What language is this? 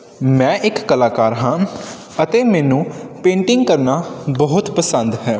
Punjabi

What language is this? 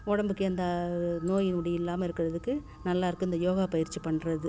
Tamil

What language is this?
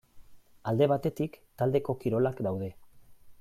Basque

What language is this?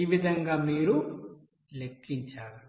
Telugu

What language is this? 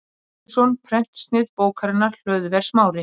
Icelandic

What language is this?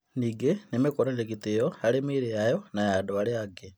Kikuyu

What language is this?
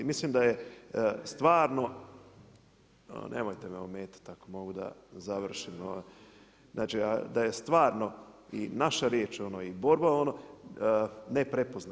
Croatian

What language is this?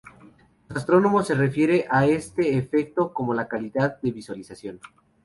Spanish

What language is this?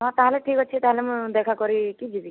Odia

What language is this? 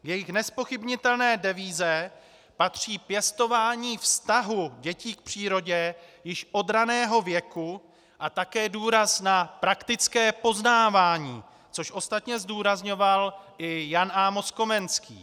Czech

